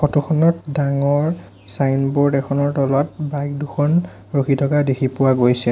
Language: Assamese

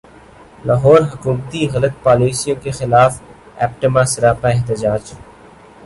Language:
Urdu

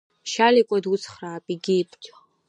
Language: Abkhazian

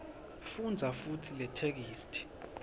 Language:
Swati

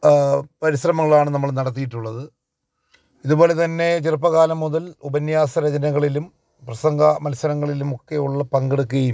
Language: Malayalam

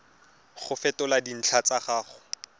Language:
Tswana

